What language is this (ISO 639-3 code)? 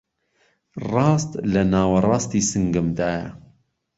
ckb